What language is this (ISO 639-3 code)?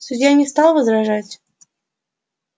rus